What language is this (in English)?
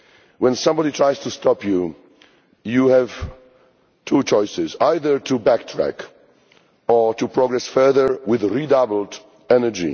English